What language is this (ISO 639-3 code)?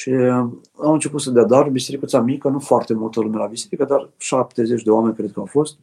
ron